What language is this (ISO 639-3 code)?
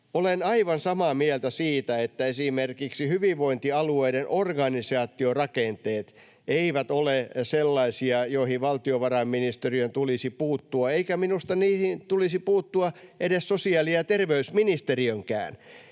fin